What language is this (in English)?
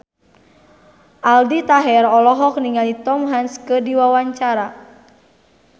Sundanese